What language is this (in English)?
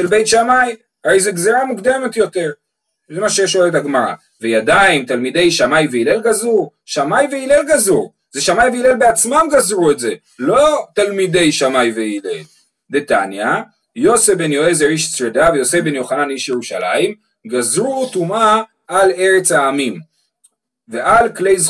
Hebrew